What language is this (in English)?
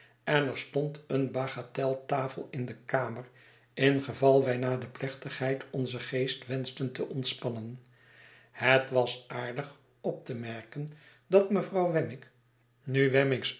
Dutch